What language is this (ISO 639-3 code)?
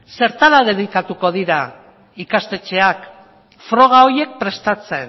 eus